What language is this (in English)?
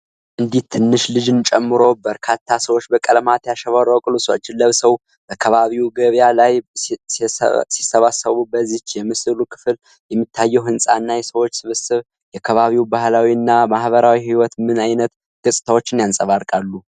Amharic